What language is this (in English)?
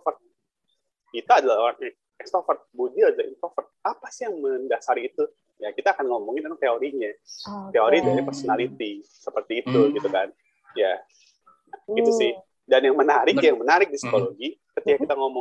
Indonesian